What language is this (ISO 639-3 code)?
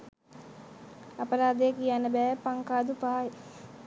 sin